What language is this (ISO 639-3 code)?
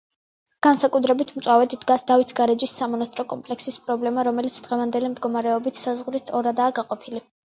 kat